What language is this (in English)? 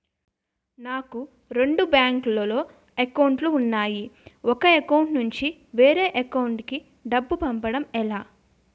Telugu